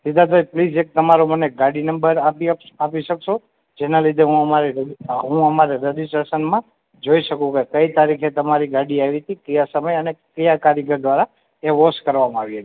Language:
Gujarati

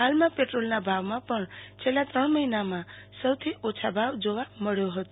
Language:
Gujarati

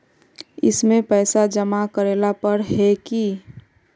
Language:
Magahi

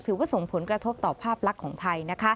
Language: Thai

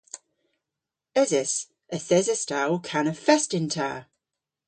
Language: Cornish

